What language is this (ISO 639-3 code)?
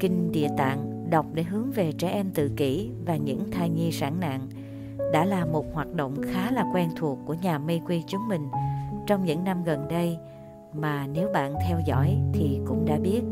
vie